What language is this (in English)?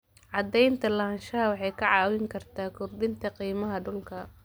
Somali